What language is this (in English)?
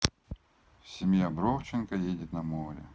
Russian